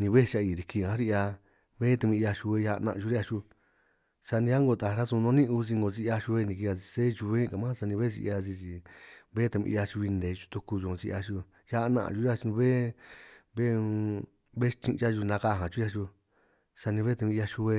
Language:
San Martín Itunyoso Triqui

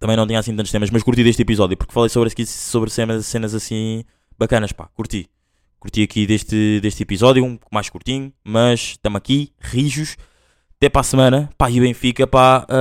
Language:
Portuguese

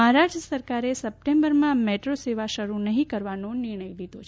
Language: Gujarati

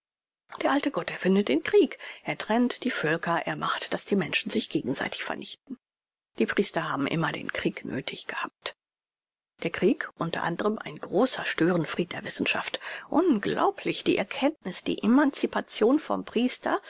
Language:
German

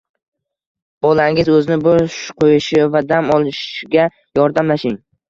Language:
Uzbek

